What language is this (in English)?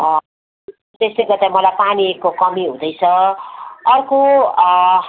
Nepali